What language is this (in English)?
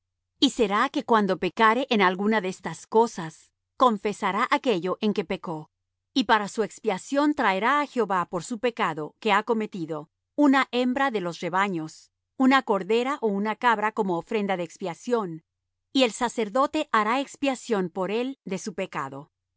Spanish